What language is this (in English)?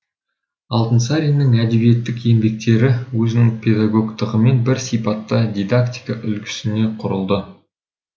Kazakh